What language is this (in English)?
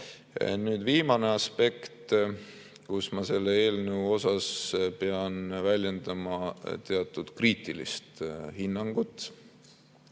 Estonian